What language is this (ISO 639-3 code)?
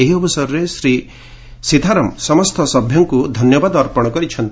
ori